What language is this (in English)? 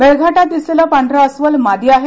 Marathi